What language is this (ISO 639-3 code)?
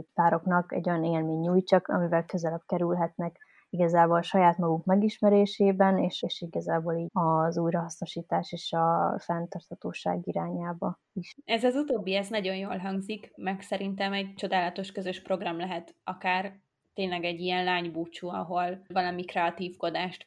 hun